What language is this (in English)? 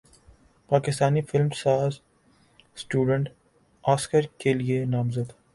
Urdu